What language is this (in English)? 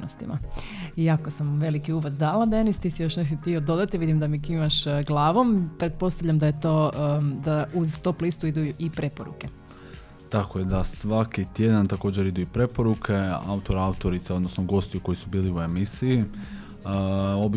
Croatian